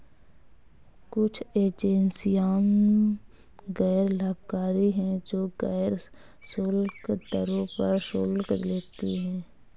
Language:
Hindi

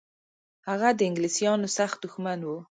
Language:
Pashto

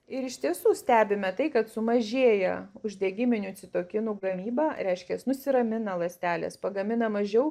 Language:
Lithuanian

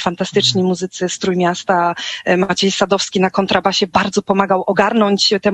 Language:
Polish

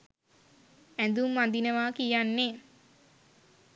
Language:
Sinhala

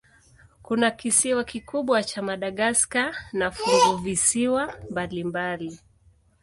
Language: Swahili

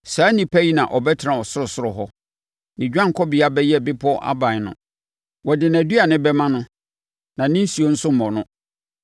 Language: Akan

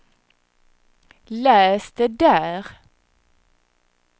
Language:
Swedish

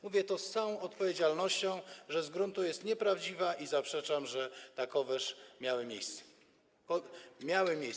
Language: Polish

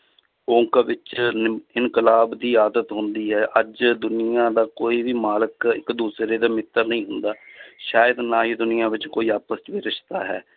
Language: Punjabi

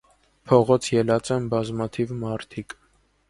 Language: Armenian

